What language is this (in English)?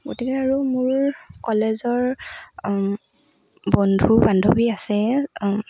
Assamese